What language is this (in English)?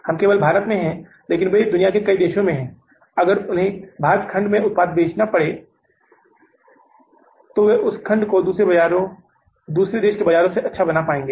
Hindi